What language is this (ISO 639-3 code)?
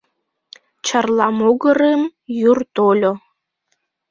chm